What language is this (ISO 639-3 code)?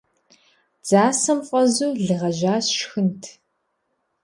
kbd